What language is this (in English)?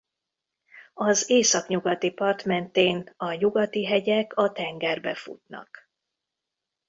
Hungarian